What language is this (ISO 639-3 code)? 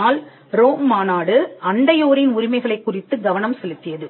tam